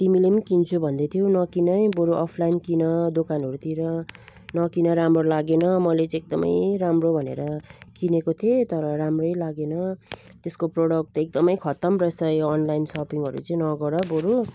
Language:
Nepali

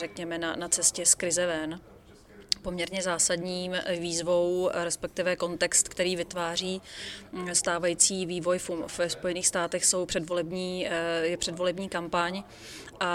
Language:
Czech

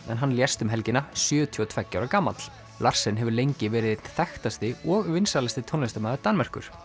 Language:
Icelandic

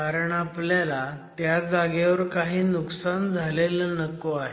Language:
Marathi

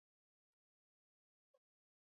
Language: Swahili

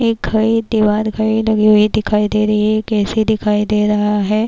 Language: Urdu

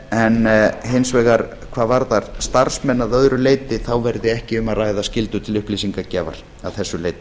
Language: Icelandic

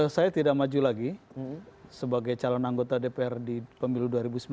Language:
Indonesian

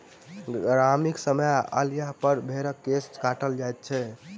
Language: Maithili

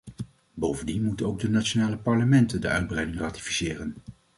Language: Dutch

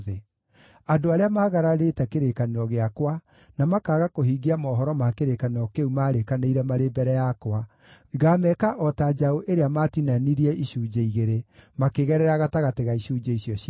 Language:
Kikuyu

